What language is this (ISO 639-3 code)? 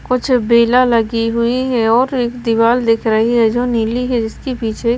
hin